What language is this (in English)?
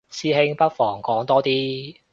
Cantonese